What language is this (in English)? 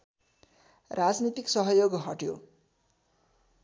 Nepali